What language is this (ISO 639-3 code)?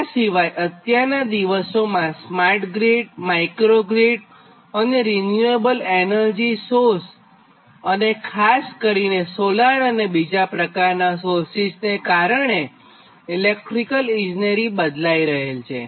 guj